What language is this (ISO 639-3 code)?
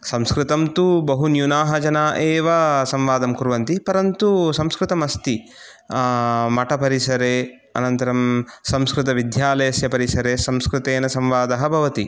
san